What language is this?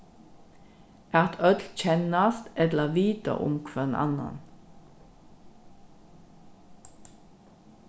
Faroese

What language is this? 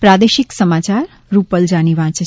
Gujarati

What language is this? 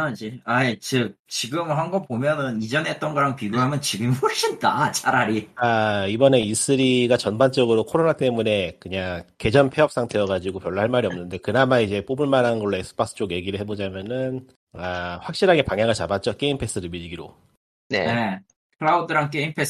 Korean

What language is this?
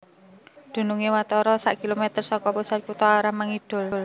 Javanese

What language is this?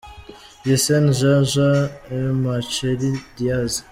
Kinyarwanda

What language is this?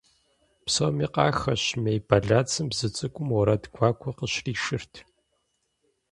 Kabardian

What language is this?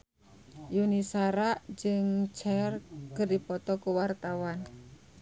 Sundanese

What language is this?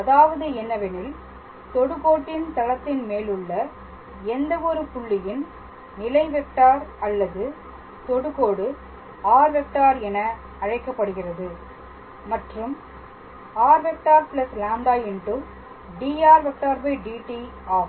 Tamil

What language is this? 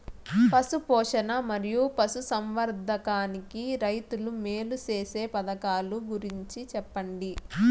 Telugu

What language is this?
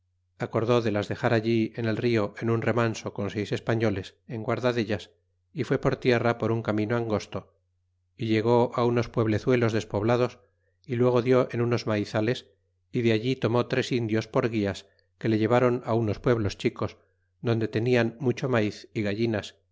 Spanish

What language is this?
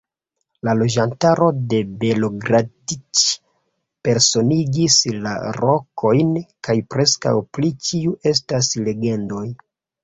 Esperanto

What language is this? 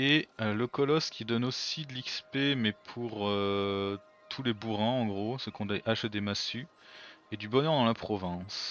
French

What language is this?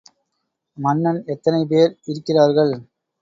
Tamil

